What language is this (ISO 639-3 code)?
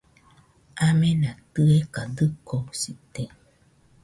hux